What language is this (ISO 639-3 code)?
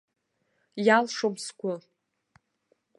abk